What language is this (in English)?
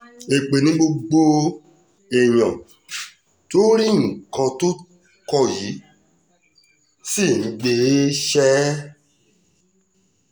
Yoruba